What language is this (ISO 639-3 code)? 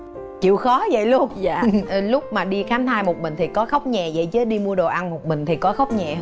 vie